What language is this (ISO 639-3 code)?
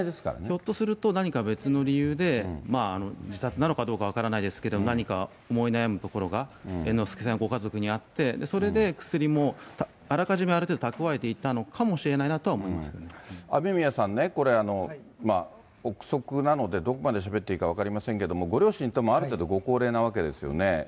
jpn